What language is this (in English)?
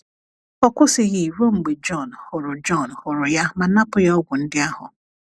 Igbo